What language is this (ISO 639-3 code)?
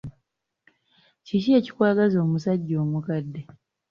lug